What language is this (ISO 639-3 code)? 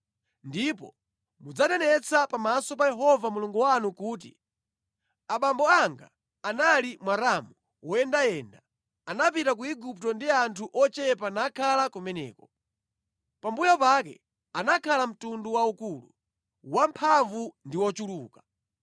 nya